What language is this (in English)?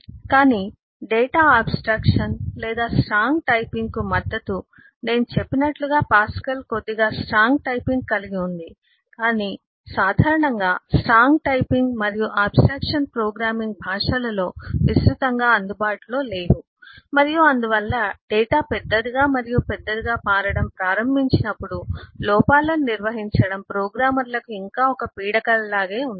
Telugu